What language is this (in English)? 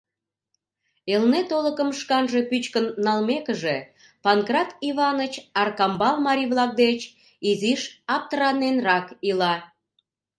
Mari